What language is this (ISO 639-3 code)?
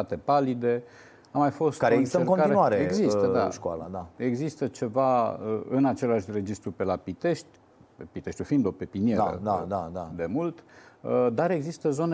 ron